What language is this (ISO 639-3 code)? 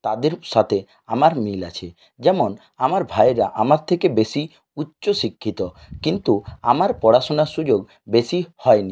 ben